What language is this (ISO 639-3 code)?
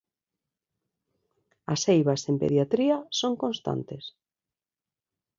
glg